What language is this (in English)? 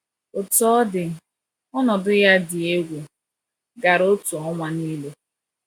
Igbo